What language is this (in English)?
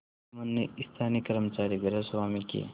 Hindi